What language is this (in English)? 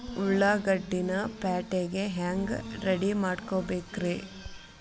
Kannada